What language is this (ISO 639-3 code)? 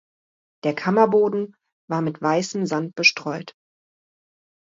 deu